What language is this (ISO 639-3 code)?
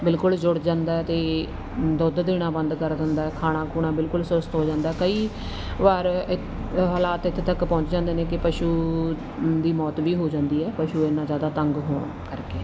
pan